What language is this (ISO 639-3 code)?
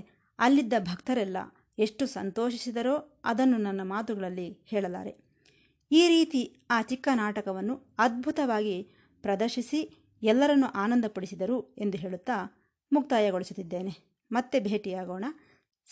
kan